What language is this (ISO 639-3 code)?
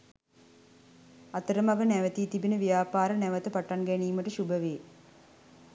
sin